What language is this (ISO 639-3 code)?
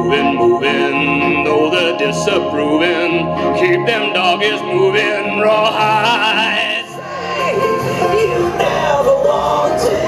eng